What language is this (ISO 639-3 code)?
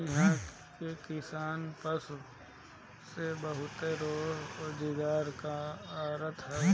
bho